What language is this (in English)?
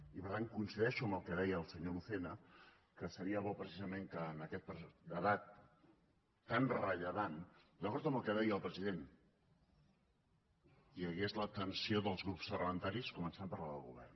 Catalan